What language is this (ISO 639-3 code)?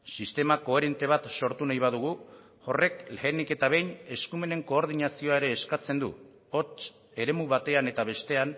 eus